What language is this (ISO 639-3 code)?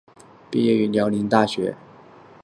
zho